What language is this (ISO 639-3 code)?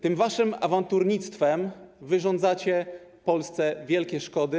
pol